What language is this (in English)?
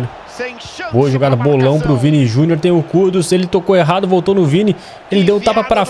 Portuguese